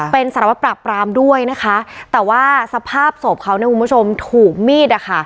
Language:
Thai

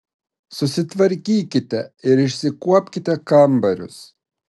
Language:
Lithuanian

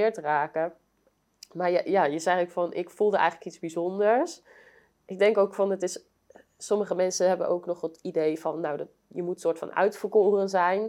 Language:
Dutch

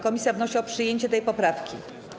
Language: Polish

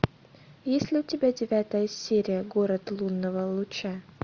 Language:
Russian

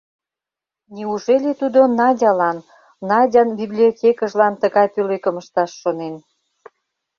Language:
Mari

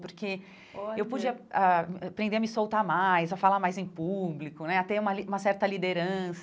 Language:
Portuguese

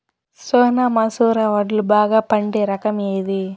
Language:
Telugu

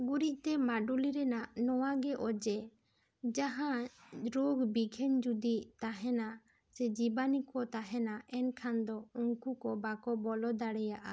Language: Santali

